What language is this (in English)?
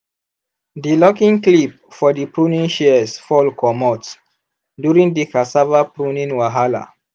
Nigerian Pidgin